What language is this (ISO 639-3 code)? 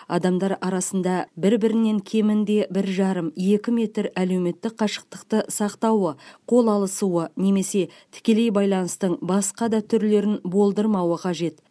kaz